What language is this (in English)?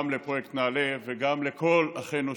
Hebrew